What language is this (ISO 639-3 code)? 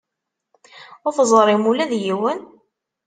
kab